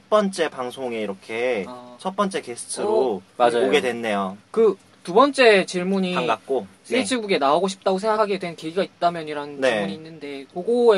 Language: Korean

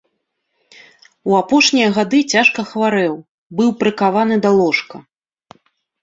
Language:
Belarusian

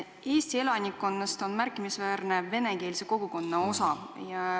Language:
Estonian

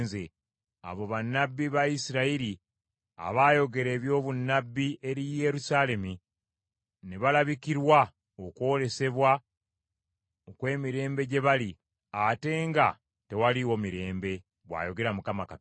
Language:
Ganda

